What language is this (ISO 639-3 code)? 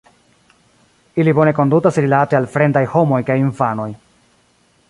epo